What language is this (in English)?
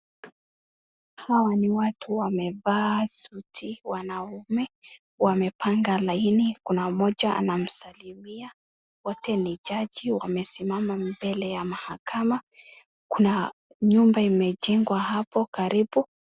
Swahili